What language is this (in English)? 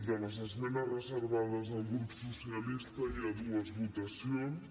Catalan